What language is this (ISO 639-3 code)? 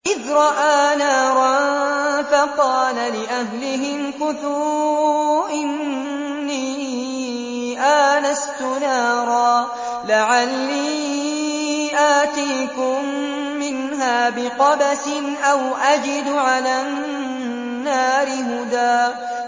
ara